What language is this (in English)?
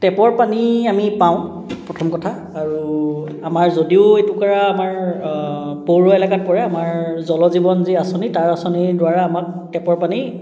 Assamese